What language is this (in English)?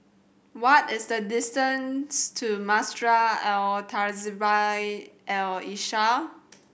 English